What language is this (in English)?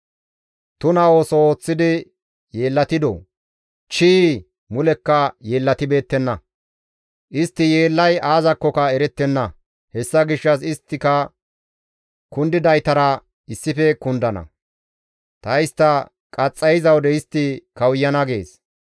Gamo